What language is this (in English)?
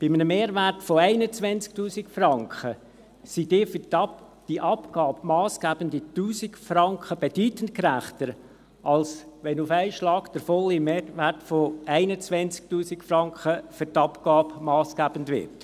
Swiss German